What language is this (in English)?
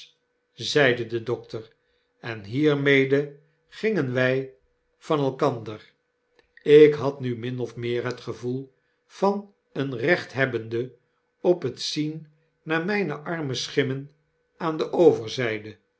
Dutch